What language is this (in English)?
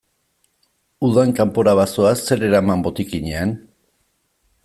Basque